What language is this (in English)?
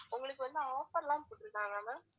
Tamil